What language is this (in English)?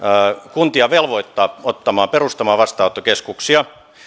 Finnish